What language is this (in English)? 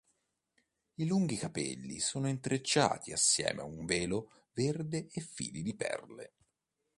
Italian